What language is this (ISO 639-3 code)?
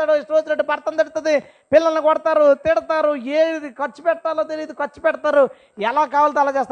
tel